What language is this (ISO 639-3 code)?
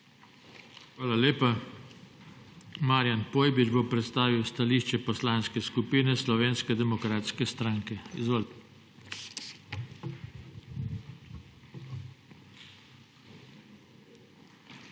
slv